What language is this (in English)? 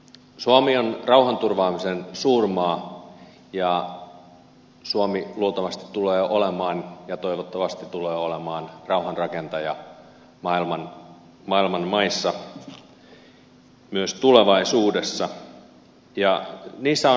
Finnish